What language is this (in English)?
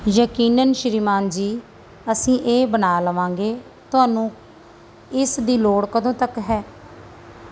Punjabi